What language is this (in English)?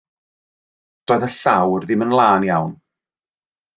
Welsh